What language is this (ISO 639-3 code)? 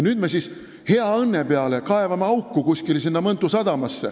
est